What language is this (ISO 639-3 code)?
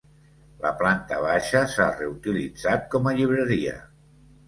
cat